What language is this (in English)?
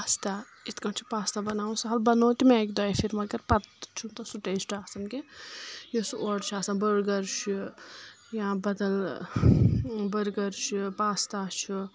Kashmiri